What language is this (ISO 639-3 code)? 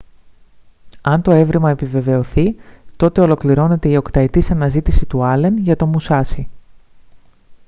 ell